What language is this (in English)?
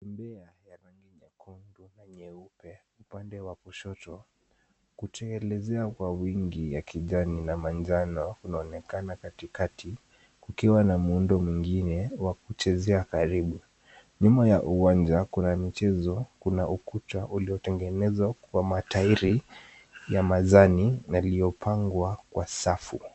Swahili